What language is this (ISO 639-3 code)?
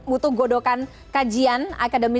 ind